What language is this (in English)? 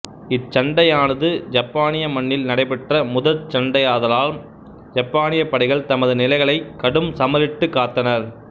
Tamil